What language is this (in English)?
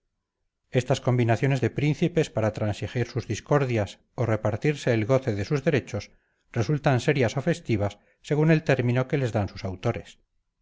Spanish